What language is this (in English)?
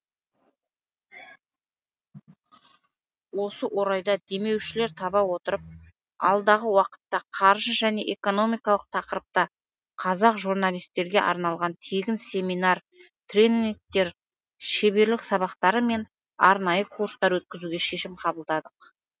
Kazakh